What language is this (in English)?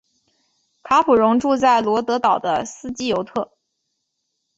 Chinese